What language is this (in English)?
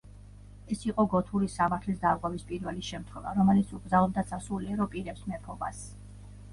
Georgian